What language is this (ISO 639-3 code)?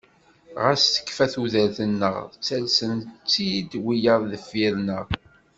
kab